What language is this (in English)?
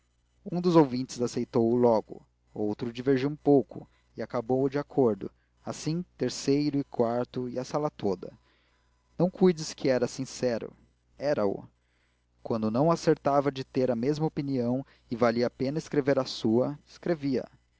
Portuguese